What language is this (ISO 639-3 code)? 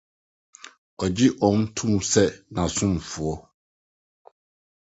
aka